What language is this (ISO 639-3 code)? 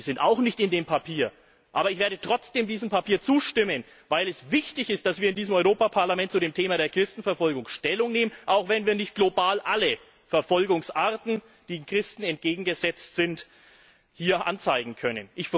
deu